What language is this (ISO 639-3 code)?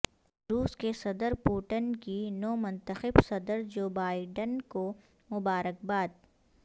urd